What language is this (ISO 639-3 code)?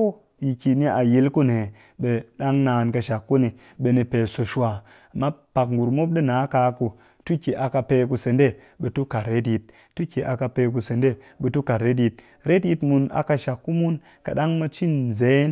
cky